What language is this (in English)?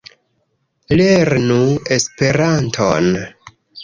Esperanto